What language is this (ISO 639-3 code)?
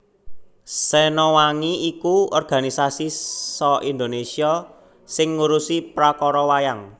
jav